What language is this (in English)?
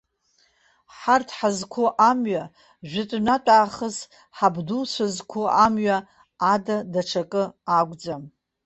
Abkhazian